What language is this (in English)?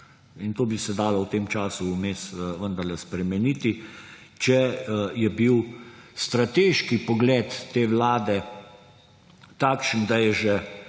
Slovenian